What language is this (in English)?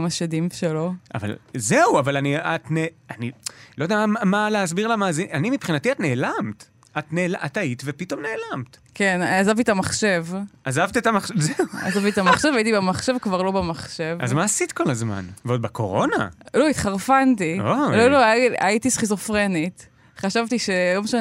Hebrew